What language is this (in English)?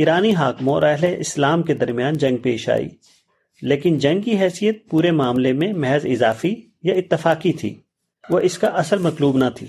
Urdu